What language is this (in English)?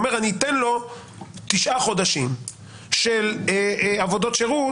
Hebrew